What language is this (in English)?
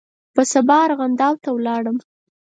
Pashto